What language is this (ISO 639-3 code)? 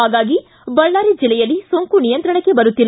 kan